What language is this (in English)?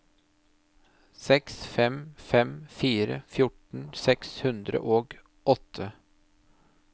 Norwegian